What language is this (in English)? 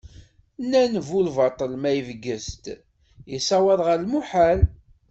Kabyle